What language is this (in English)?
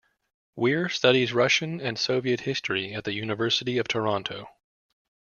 English